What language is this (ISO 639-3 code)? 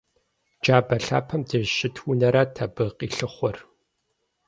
kbd